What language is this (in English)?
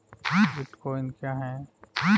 Hindi